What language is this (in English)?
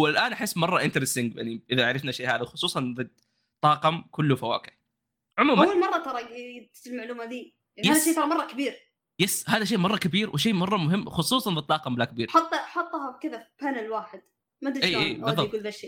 Arabic